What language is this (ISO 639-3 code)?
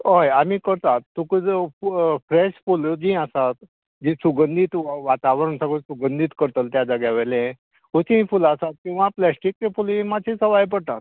kok